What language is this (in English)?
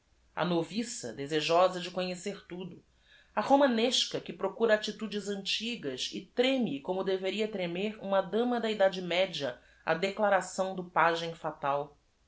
Portuguese